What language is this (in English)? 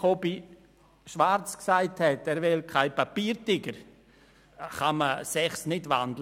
Swiss German